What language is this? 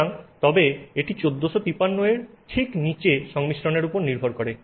Bangla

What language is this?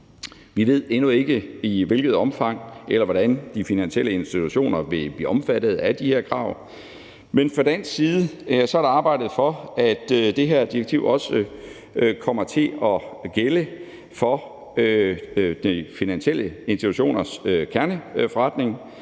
Danish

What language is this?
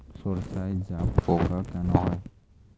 Bangla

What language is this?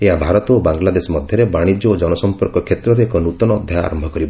Odia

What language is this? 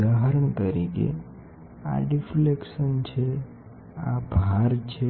Gujarati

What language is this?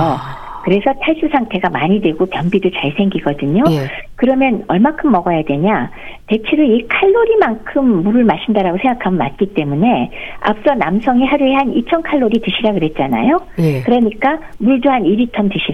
Korean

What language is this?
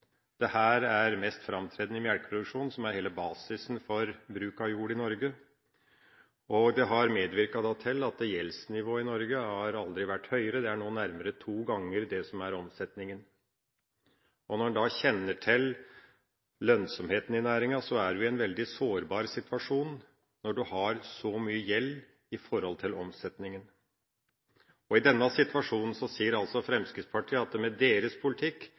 Norwegian Bokmål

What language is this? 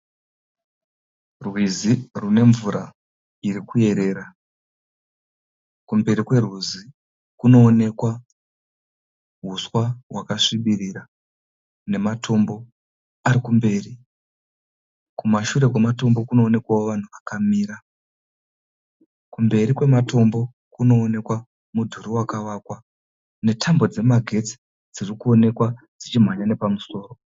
Shona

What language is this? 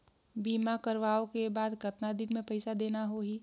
Chhattisgarhi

